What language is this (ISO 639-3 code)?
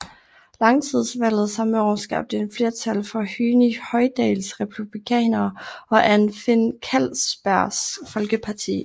dan